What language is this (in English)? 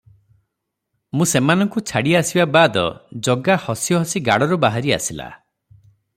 Odia